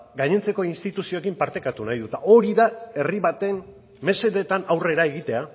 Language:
Basque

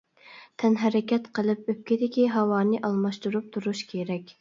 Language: Uyghur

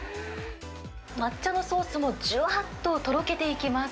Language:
Japanese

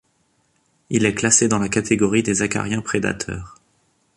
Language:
French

